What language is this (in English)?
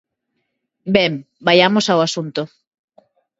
Galician